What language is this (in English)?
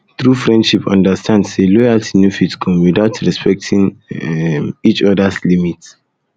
Nigerian Pidgin